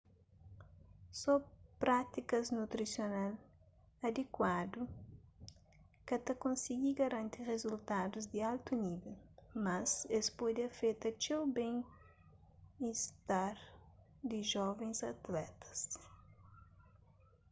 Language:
Kabuverdianu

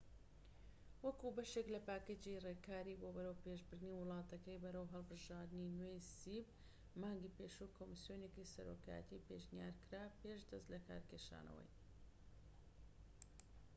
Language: Central Kurdish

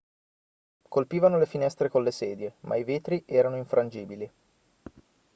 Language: Italian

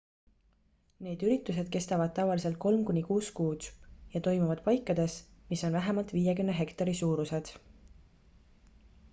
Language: Estonian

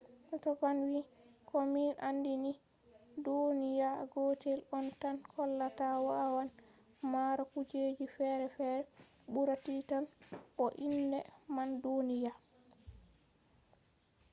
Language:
Fula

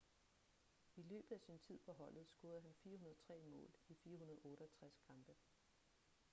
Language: Danish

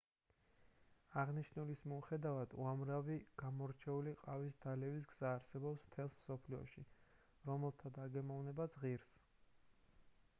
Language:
Georgian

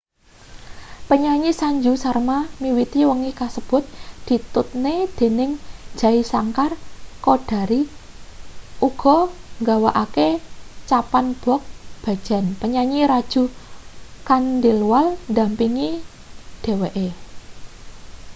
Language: Javanese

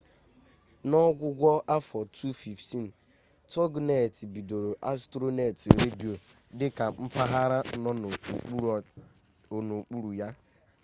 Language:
Igbo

